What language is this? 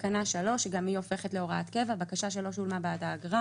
Hebrew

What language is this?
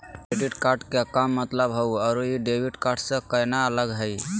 Magahi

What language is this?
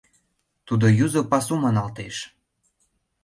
Mari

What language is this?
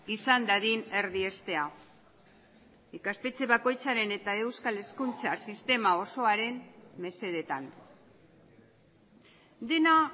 Basque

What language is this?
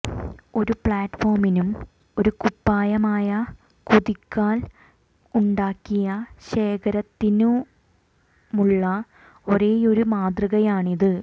Malayalam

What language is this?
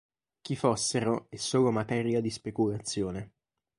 Italian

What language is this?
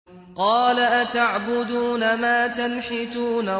Arabic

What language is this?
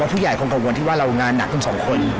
Thai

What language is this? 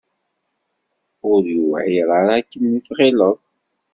Kabyle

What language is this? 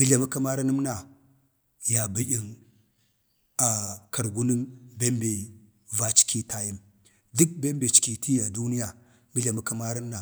Bade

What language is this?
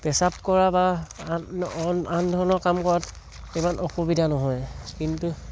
Assamese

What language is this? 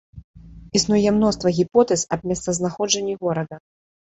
Belarusian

